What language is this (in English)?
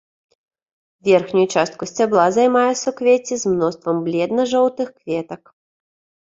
Belarusian